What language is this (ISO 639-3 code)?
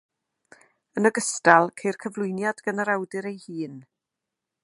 cym